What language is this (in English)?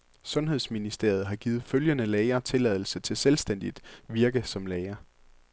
Danish